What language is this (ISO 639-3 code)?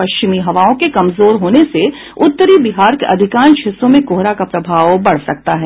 hin